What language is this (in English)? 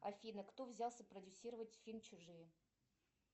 Russian